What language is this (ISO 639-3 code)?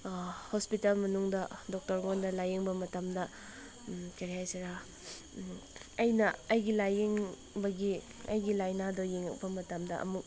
mni